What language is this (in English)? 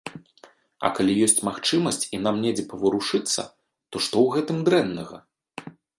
Belarusian